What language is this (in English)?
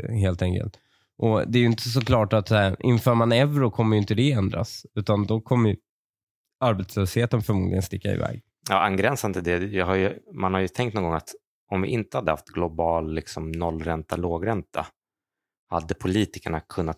Swedish